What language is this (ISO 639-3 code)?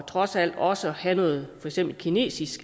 dan